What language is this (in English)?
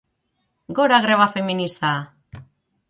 Basque